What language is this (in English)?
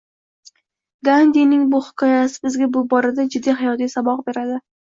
Uzbek